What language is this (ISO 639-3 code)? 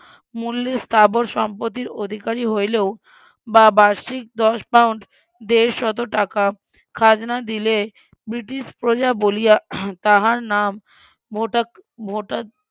ben